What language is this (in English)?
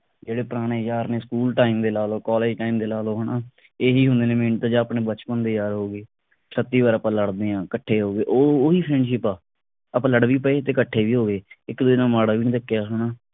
Punjabi